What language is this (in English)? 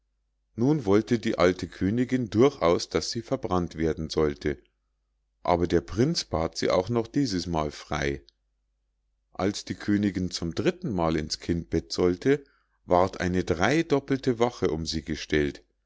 German